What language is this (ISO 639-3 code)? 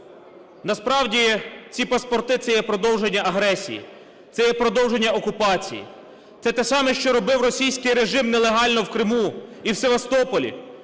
ukr